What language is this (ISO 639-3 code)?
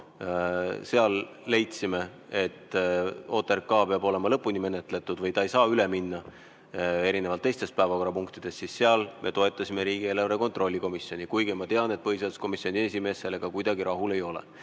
est